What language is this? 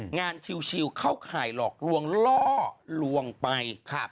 Thai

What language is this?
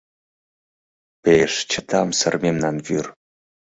Mari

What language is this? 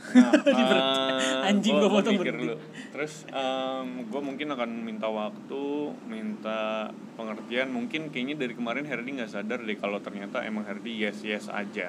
Indonesian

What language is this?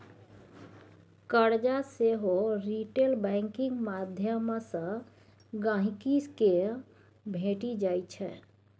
Maithili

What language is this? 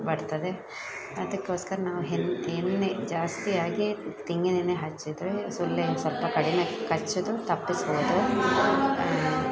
Kannada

